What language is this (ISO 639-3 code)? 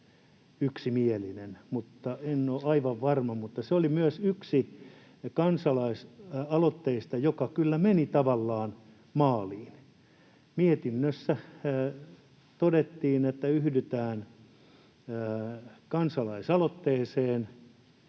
fin